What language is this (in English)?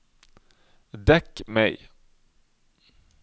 Norwegian